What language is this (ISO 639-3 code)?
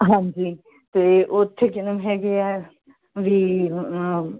pan